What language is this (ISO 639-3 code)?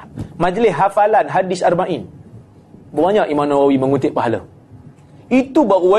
msa